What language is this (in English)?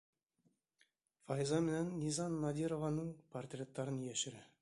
Bashkir